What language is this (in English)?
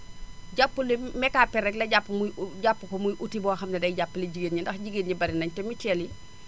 Wolof